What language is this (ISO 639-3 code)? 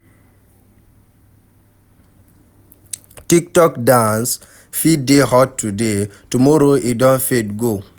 pcm